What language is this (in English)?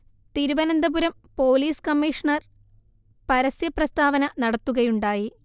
Malayalam